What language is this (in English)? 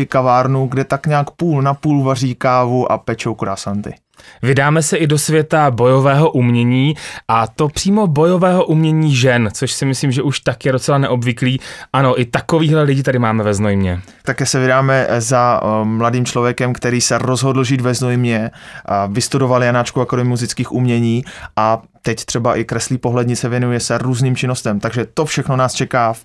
Czech